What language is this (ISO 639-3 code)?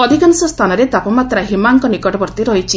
ori